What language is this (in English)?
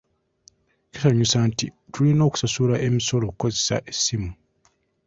Ganda